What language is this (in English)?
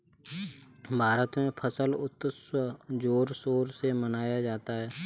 Hindi